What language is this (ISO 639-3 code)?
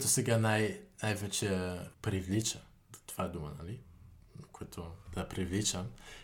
bul